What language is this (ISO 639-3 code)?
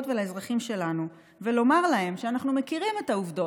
heb